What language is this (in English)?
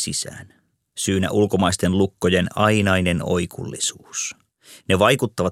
Finnish